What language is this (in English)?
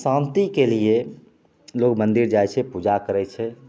Maithili